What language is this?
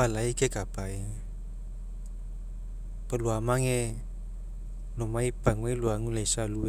Mekeo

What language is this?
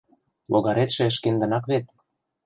Mari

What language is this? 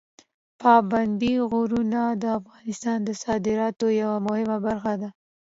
Pashto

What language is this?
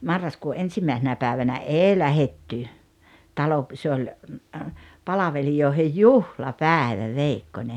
Finnish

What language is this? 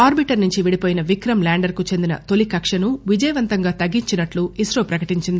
Telugu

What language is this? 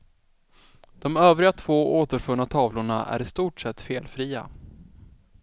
Swedish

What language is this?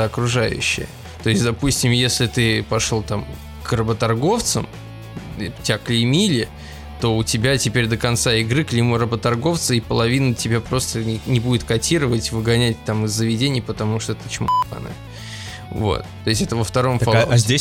Russian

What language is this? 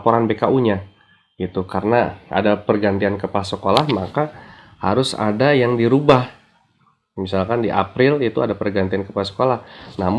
Indonesian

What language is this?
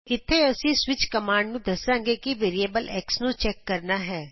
Punjabi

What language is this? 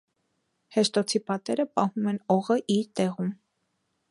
Armenian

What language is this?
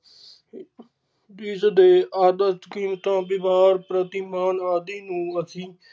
Punjabi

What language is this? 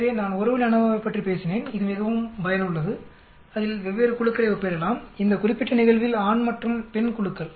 Tamil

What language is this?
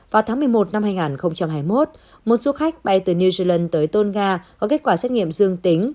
Vietnamese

